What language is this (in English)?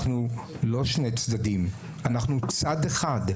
Hebrew